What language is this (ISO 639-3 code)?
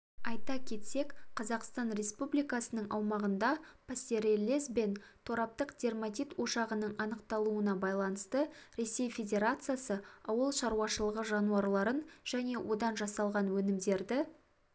kaz